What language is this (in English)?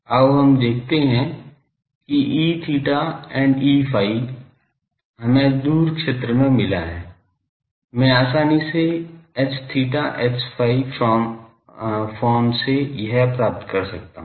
Hindi